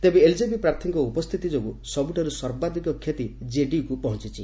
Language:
Odia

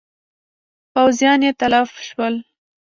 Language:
Pashto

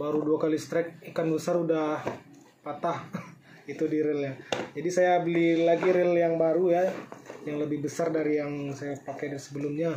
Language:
Indonesian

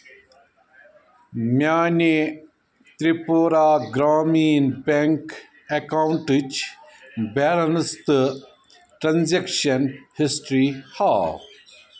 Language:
Kashmiri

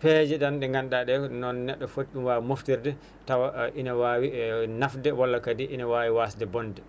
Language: Fula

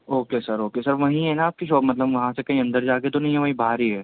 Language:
Urdu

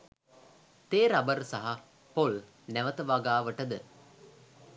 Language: Sinhala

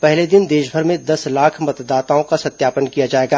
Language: Hindi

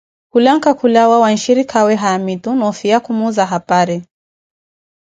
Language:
Koti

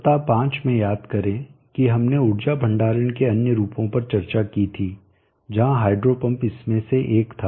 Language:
Hindi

